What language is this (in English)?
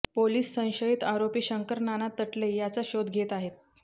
Marathi